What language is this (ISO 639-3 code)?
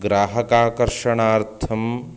san